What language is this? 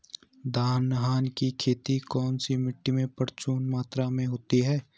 Hindi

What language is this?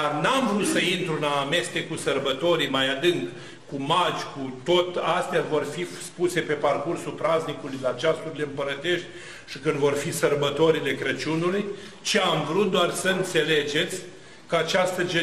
Romanian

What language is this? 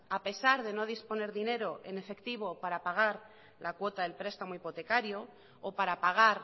Spanish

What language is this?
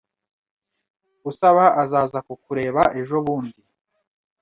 Kinyarwanda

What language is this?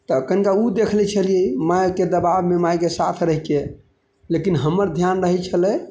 Maithili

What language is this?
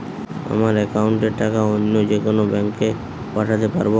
Bangla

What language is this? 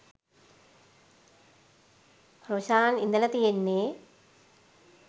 Sinhala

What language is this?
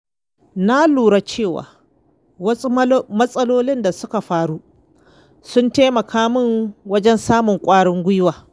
Hausa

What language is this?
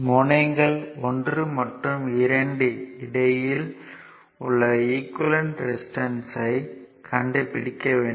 Tamil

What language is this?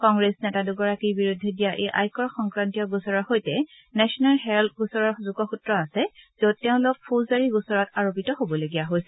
Assamese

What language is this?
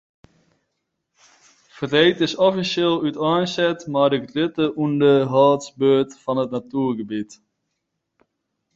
Western Frisian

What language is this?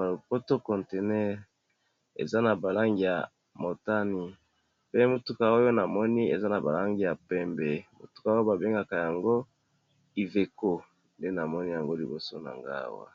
Lingala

